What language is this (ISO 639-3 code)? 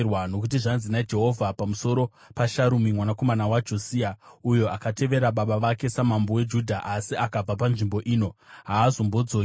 sna